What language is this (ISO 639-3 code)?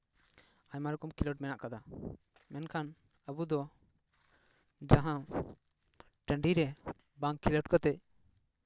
sat